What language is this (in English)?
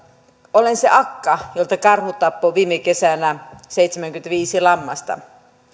Finnish